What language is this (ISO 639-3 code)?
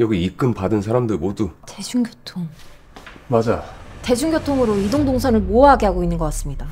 kor